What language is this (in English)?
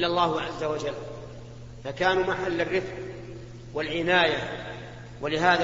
Arabic